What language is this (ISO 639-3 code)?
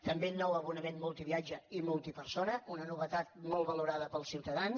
cat